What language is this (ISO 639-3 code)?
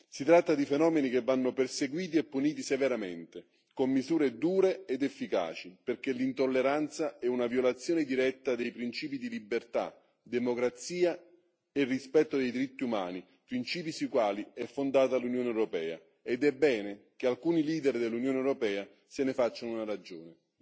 ita